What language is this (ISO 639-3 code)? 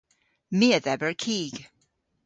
cor